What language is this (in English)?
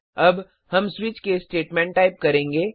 Hindi